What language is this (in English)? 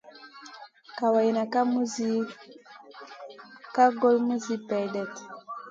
Masana